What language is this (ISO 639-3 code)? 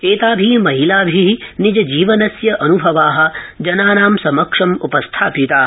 san